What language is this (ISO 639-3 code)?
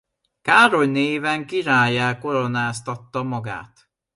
hun